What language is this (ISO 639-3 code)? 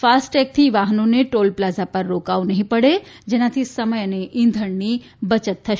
guj